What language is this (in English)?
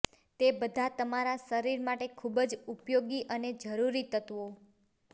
Gujarati